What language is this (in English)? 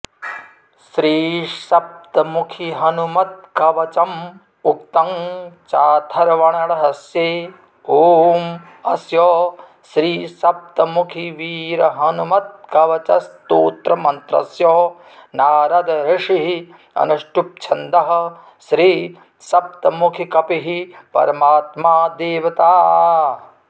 Sanskrit